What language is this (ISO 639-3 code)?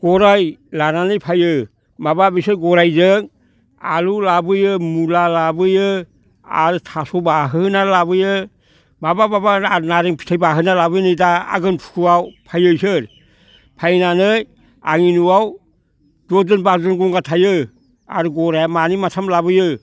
brx